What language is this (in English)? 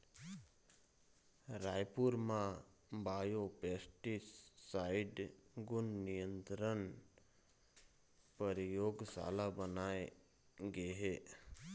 Chhattisgarhi